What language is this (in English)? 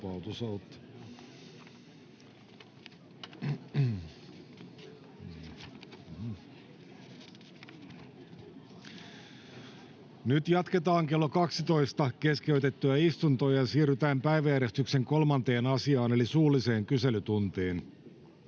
Finnish